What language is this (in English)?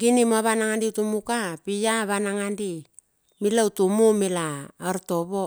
Bilur